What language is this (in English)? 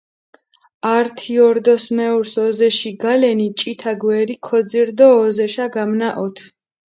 Mingrelian